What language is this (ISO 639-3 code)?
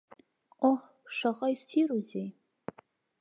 abk